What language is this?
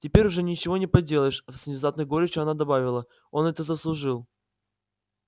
Russian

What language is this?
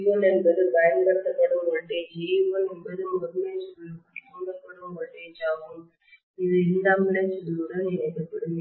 Tamil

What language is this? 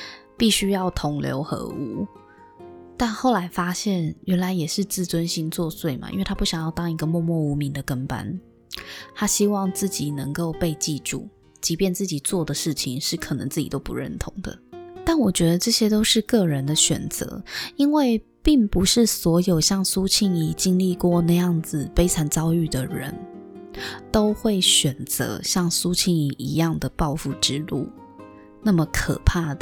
Chinese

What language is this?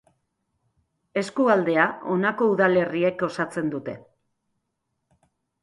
Basque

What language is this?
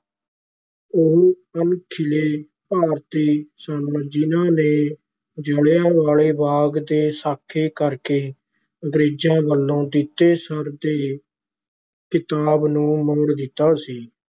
Punjabi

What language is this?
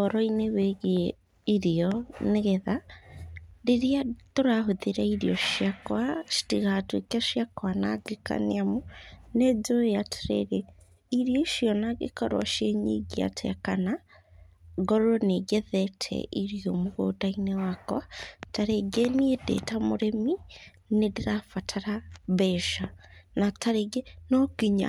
Kikuyu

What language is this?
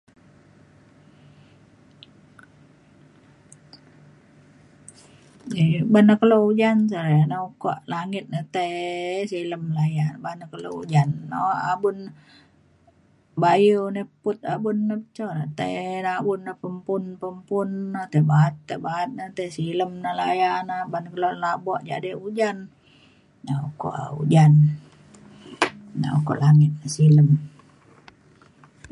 Mainstream Kenyah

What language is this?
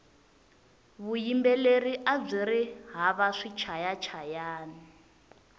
Tsonga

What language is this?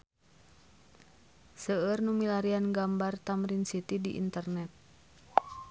Sundanese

